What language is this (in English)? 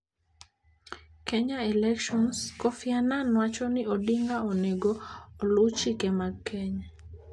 Luo (Kenya and Tanzania)